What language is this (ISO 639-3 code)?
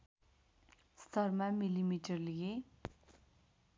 nep